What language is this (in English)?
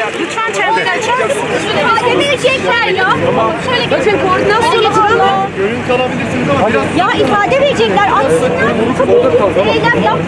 Turkish